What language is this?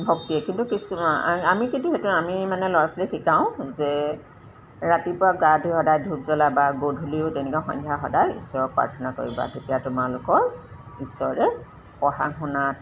Assamese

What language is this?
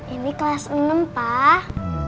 Indonesian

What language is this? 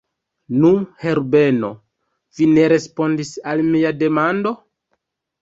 Esperanto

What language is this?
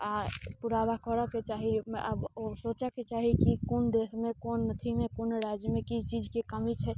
Maithili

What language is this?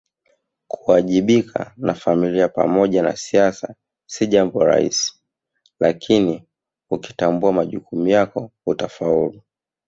Swahili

